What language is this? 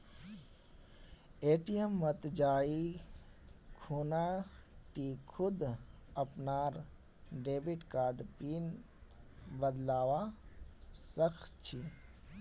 Magahi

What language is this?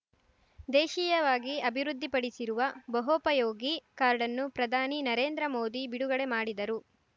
Kannada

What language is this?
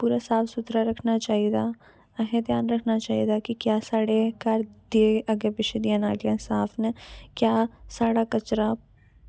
Dogri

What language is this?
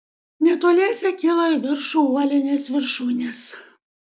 Lithuanian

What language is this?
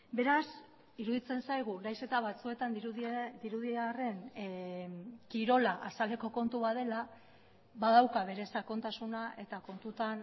Basque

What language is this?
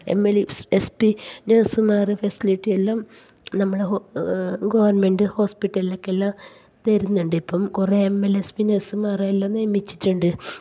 Malayalam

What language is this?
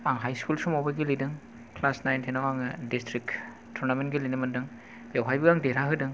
Bodo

